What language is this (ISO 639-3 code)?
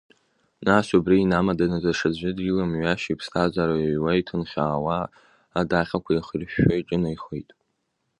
abk